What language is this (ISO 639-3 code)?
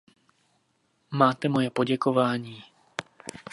ces